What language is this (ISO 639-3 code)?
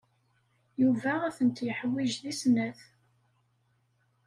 kab